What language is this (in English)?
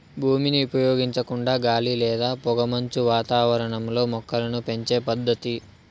Telugu